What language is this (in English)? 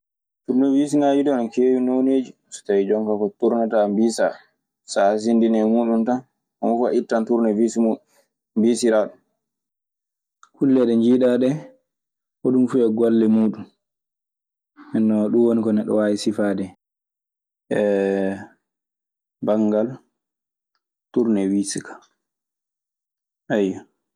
Maasina Fulfulde